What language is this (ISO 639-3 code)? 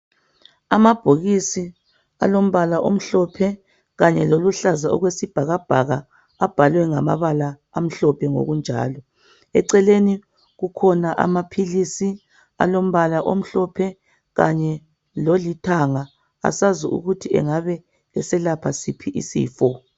nde